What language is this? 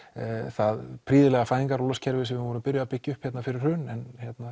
Icelandic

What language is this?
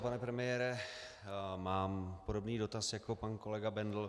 Czech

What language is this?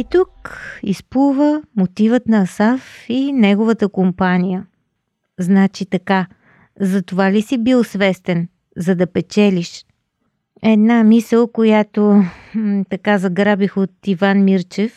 Bulgarian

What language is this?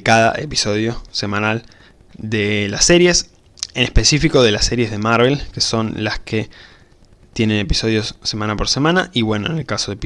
Spanish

